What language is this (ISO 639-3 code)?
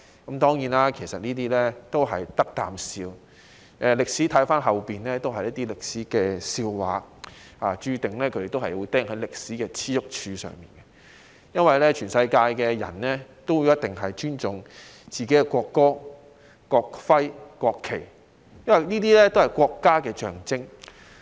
yue